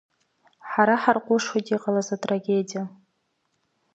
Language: Abkhazian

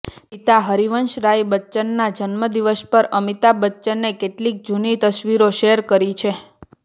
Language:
Gujarati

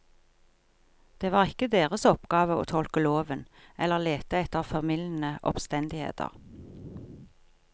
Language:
Norwegian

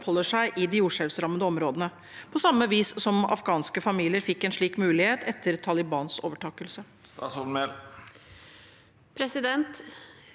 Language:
Norwegian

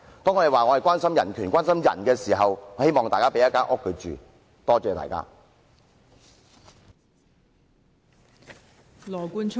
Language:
Cantonese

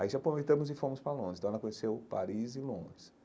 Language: Portuguese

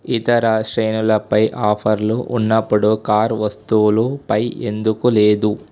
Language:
Telugu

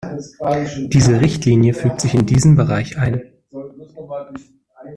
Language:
German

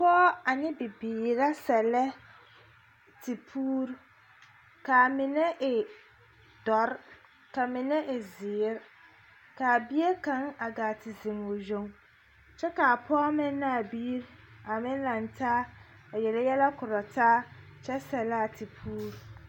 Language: Southern Dagaare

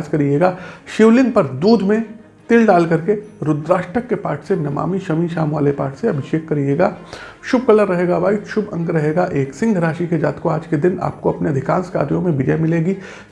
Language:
Hindi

